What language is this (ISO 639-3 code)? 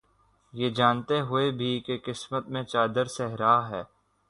urd